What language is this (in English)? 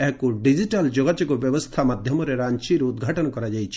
Odia